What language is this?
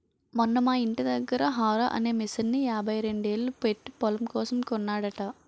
Telugu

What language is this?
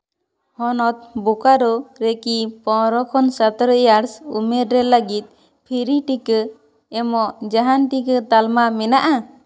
Santali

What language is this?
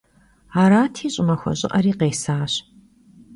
Kabardian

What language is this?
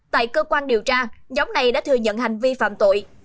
Vietnamese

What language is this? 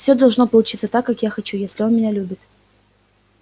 Russian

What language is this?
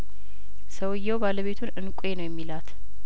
Amharic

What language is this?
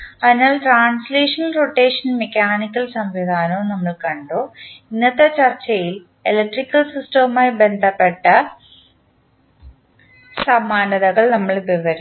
Malayalam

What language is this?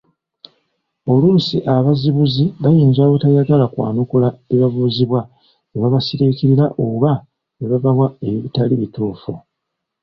Ganda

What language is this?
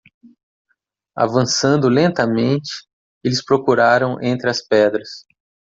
Portuguese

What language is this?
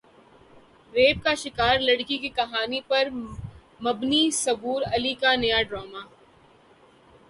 Urdu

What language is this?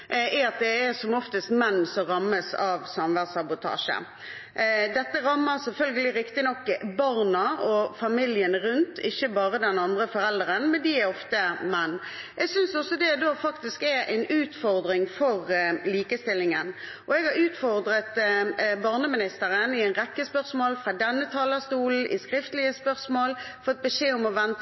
Norwegian Bokmål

